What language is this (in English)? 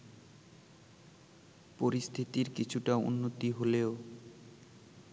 Bangla